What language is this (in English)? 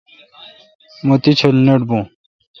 Kalkoti